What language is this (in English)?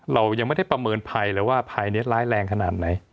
Thai